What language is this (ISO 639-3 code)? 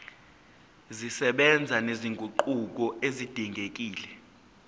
zul